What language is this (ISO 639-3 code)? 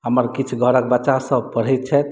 mai